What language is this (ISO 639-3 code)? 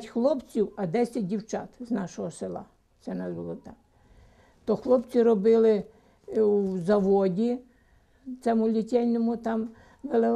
ukr